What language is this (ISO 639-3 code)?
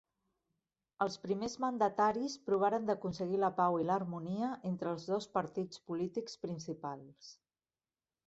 cat